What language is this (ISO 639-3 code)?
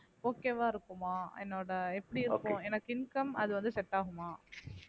tam